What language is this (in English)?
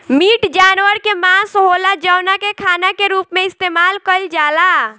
Bhojpuri